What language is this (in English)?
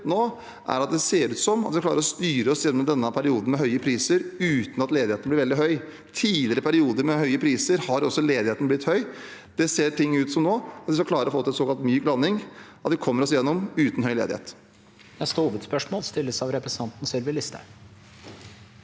Norwegian